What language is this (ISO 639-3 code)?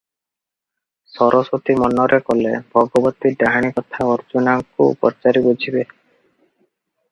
ori